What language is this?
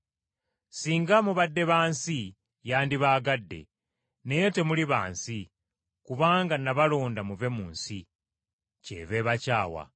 Ganda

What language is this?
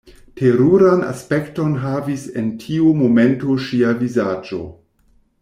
Esperanto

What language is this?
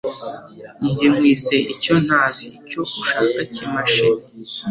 Kinyarwanda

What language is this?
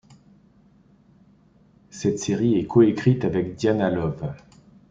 French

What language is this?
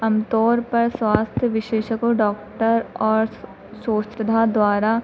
Hindi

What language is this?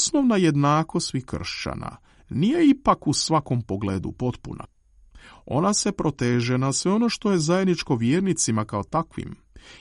Croatian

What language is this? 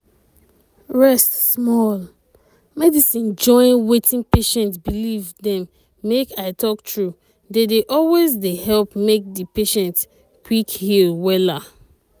Nigerian Pidgin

